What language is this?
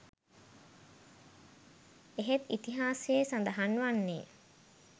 Sinhala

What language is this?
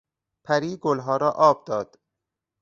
Persian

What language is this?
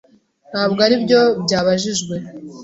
Kinyarwanda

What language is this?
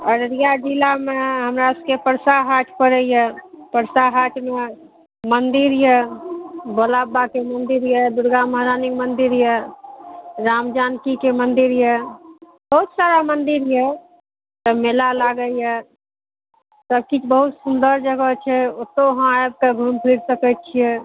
Maithili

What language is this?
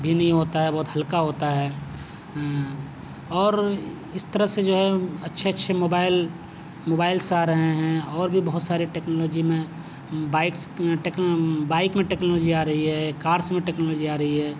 Urdu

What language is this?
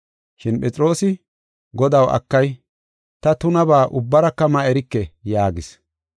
Gofa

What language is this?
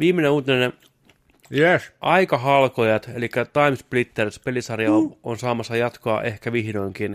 Finnish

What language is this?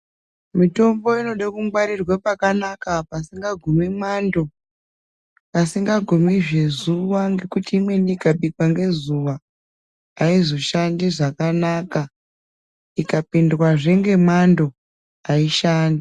Ndau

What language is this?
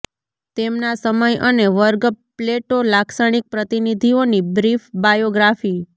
Gujarati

